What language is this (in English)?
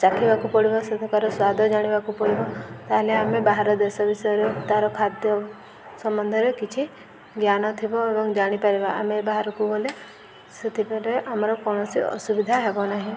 Odia